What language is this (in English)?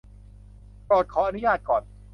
Thai